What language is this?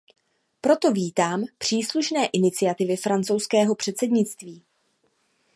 Czech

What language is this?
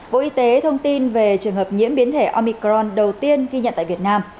Vietnamese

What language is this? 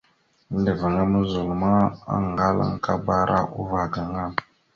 Mada (Cameroon)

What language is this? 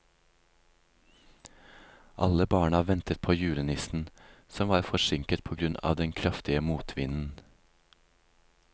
Norwegian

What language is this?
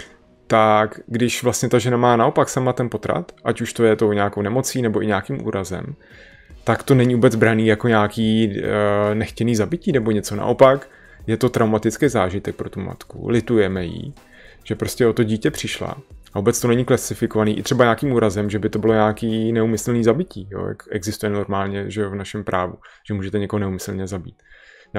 Czech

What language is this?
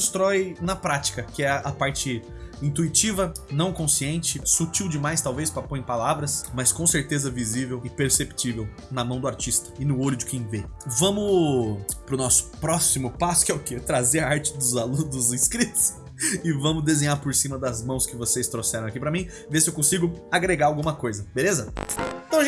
Portuguese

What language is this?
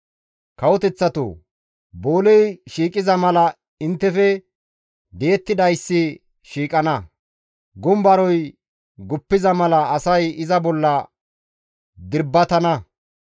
Gamo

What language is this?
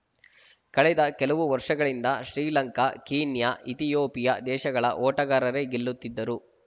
Kannada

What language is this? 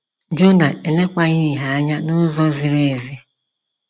Igbo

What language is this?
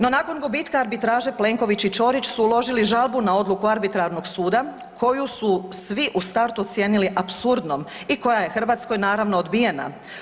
Croatian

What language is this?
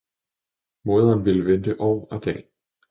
Danish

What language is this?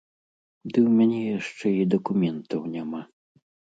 Belarusian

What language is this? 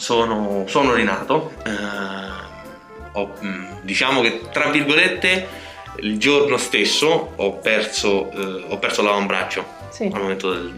Italian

